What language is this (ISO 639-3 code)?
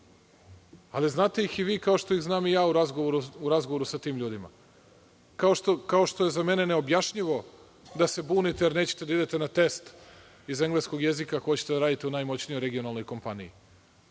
srp